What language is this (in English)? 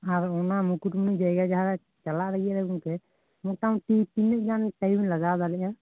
Santali